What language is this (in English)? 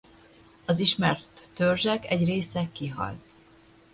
Hungarian